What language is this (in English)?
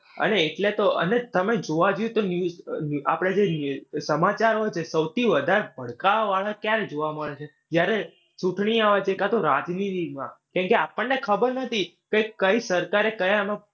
Gujarati